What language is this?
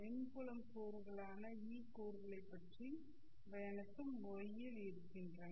Tamil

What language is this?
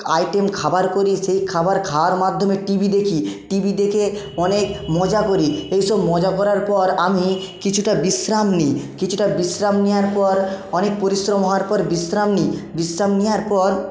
Bangla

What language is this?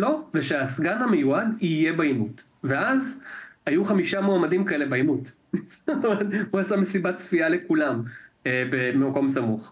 Hebrew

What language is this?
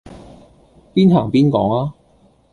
Cantonese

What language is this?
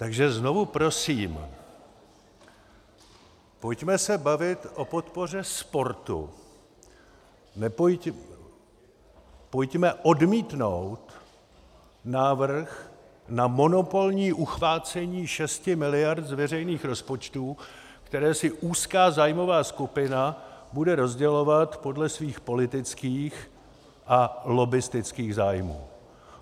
Czech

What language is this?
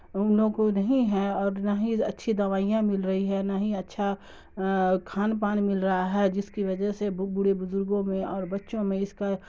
Urdu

